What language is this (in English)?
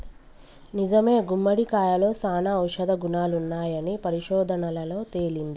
Telugu